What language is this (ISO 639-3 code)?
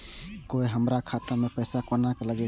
mai